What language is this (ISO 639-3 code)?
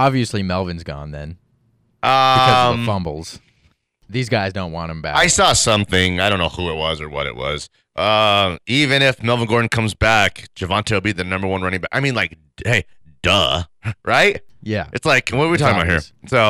eng